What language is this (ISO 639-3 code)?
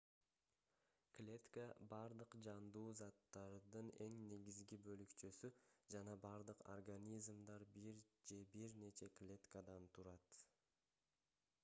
kir